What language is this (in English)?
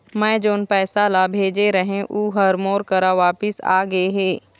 Chhattisgarhi